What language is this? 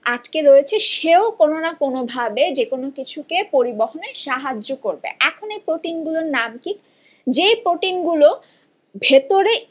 Bangla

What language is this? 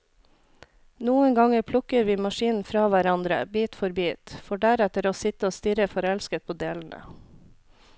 Norwegian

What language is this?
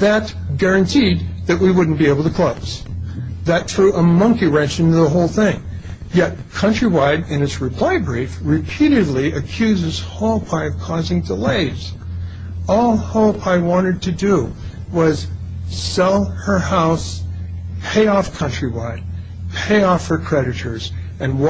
English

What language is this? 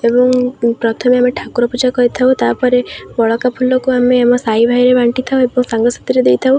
Odia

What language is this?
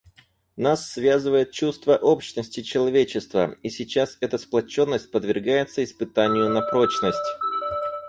Russian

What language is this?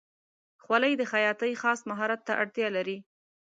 Pashto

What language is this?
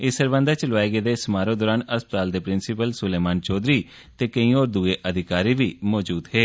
Dogri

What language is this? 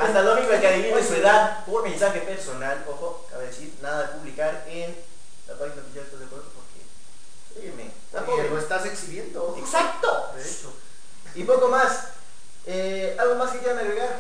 Spanish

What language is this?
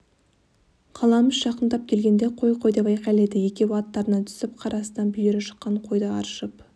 Kazakh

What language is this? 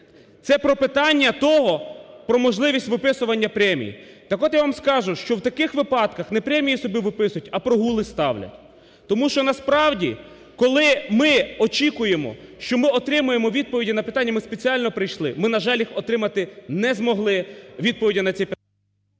Ukrainian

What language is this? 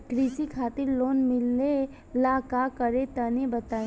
Bhojpuri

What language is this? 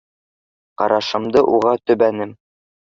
Bashkir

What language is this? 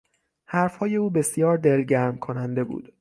Persian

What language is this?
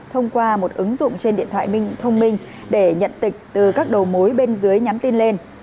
Vietnamese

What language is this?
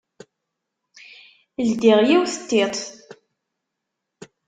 Kabyle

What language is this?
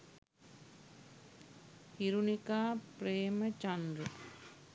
Sinhala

